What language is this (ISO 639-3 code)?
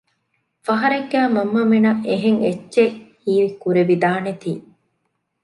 div